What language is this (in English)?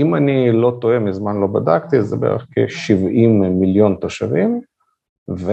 Hebrew